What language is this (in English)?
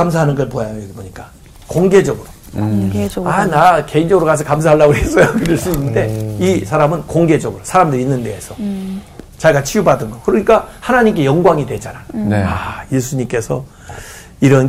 Korean